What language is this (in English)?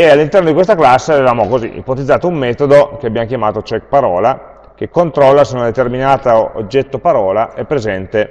Italian